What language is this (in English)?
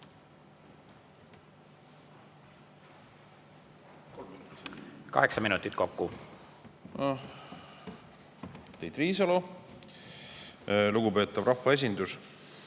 Estonian